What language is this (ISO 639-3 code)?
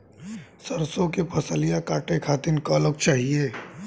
bho